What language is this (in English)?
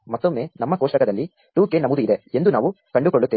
Kannada